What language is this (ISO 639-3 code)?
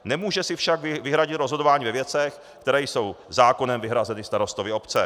ces